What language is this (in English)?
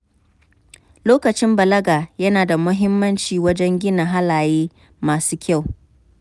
Hausa